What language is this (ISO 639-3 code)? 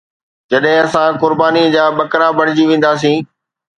snd